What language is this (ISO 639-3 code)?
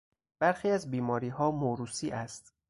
fas